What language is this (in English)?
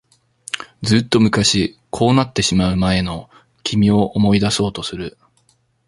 Japanese